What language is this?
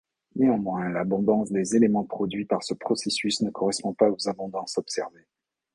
French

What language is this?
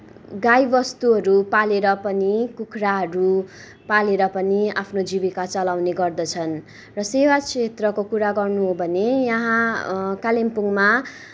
Nepali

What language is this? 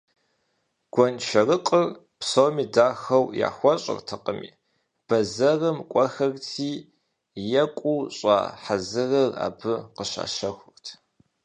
Kabardian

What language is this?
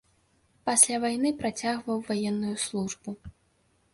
Belarusian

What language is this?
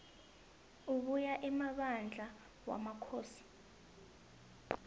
South Ndebele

